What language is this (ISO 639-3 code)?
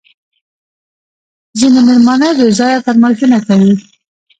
pus